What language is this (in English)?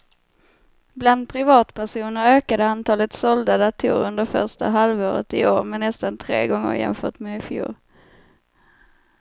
Swedish